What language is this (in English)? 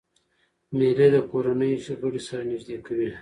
Pashto